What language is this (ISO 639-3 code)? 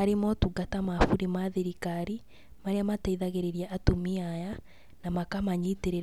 kik